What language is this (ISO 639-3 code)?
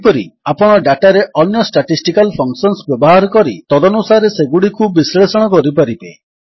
ori